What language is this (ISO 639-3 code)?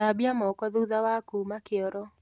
kik